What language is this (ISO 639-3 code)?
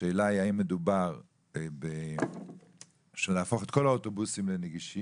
heb